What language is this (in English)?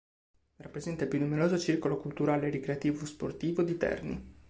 Italian